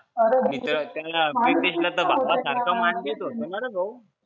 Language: Marathi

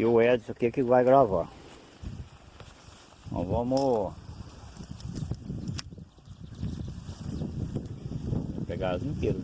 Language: Portuguese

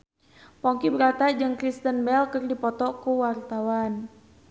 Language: Sundanese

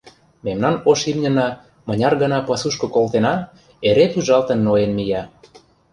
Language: Mari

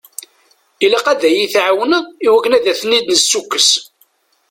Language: Kabyle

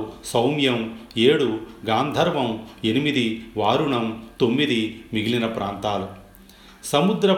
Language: Telugu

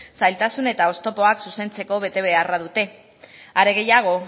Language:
Basque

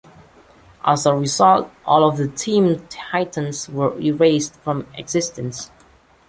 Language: English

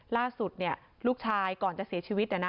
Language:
Thai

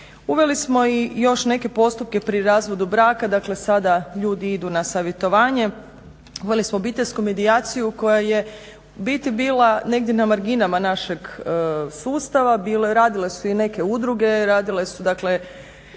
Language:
Croatian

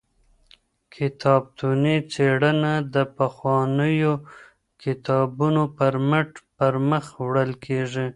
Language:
Pashto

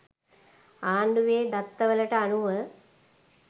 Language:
Sinhala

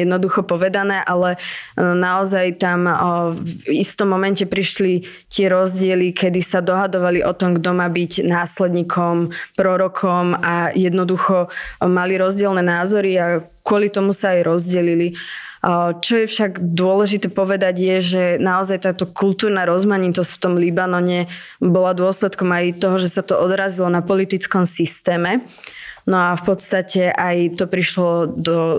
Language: Slovak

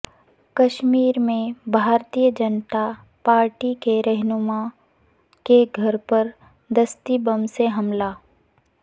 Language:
Urdu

